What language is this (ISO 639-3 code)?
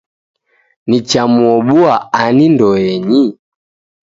dav